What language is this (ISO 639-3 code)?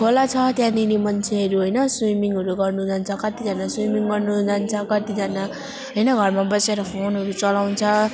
nep